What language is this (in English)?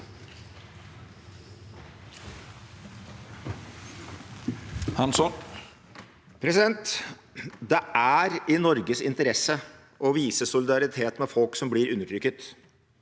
Norwegian